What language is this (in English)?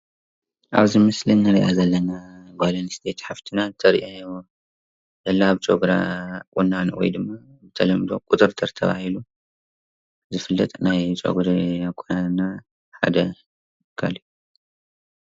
Tigrinya